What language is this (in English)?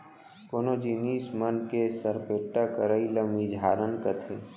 Chhattisgarhi